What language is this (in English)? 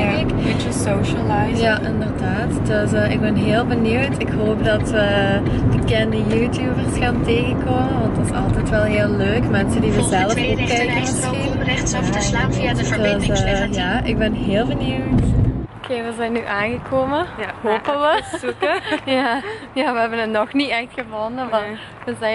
Dutch